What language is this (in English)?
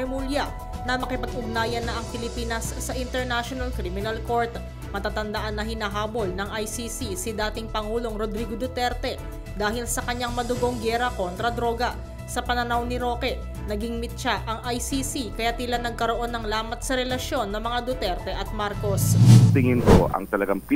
Filipino